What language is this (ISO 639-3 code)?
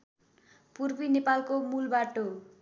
nep